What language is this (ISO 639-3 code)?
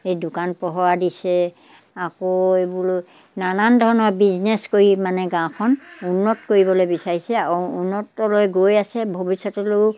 asm